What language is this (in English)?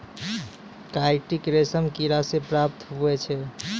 Maithili